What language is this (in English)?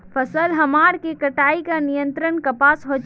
Magahi